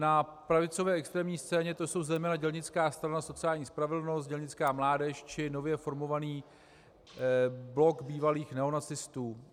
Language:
Czech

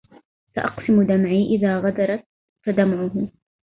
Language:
Arabic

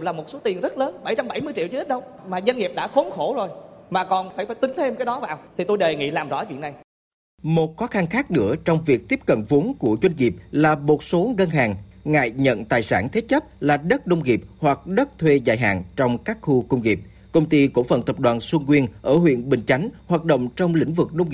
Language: Vietnamese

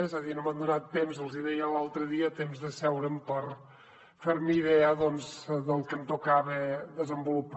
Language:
Catalan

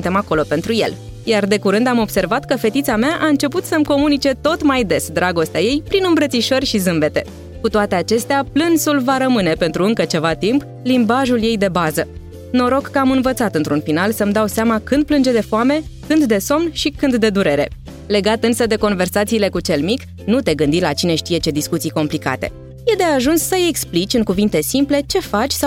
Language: Romanian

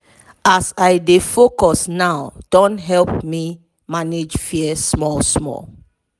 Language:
Nigerian Pidgin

